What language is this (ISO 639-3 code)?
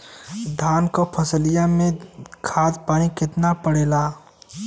bho